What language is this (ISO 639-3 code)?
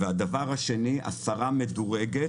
heb